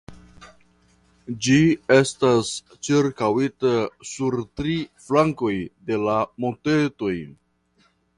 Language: Esperanto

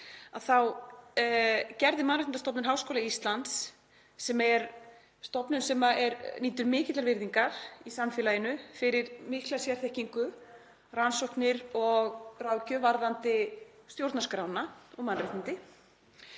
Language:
Icelandic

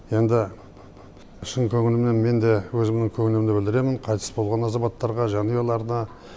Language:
Kazakh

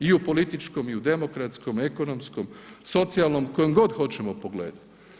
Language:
Croatian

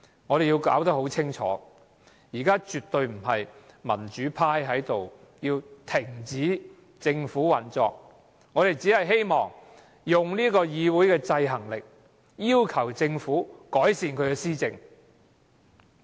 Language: Cantonese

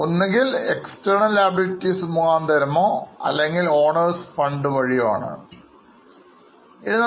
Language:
Malayalam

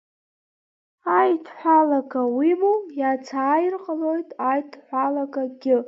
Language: Abkhazian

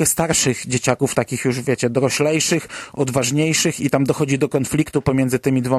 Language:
Polish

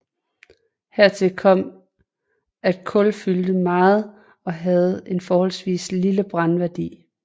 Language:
Danish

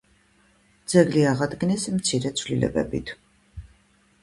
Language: Georgian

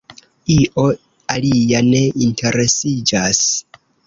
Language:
Esperanto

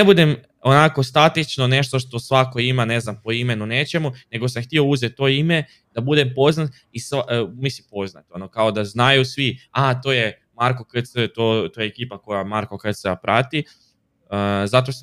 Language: Croatian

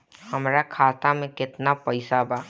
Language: Bhojpuri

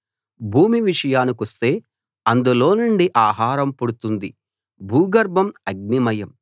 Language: Telugu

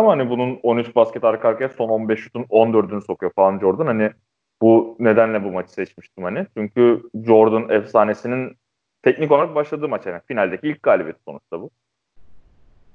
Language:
Turkish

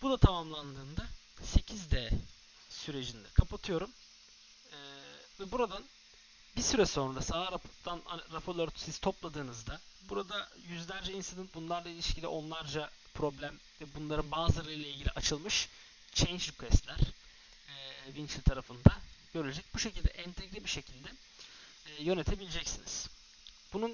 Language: Turkish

